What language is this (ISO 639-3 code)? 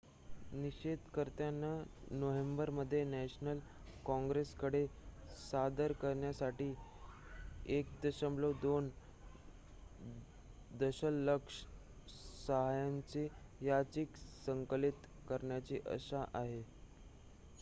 mar